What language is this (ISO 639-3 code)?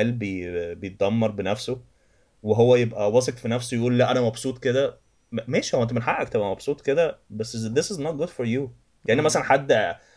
ara